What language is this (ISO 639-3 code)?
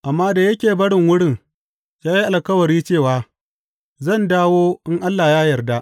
hau